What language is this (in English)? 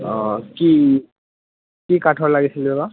Assamese